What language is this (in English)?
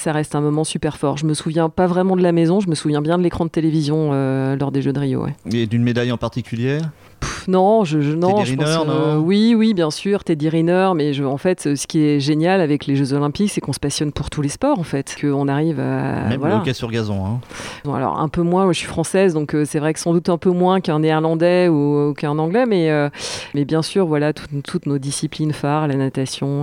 French